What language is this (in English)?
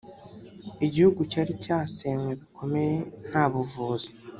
Kinyarwanda